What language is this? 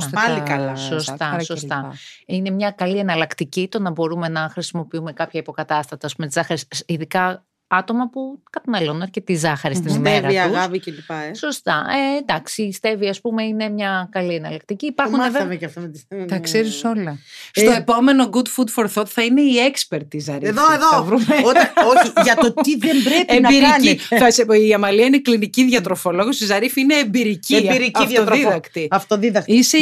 Greek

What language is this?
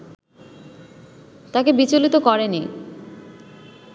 Bangla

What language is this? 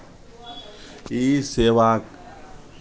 Maithili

